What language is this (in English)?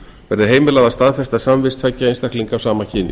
Icelandic